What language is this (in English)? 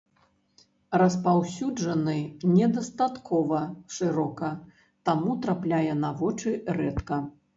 Belarusian